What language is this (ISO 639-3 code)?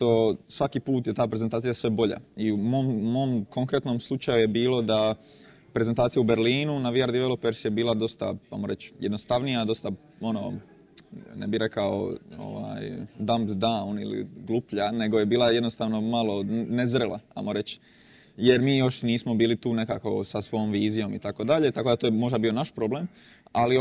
hrv